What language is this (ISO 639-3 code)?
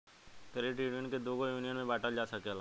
bho